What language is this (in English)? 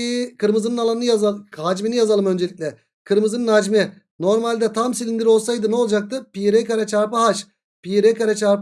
Turkish